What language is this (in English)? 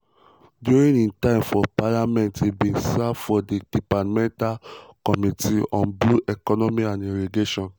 Nigerian Pidgin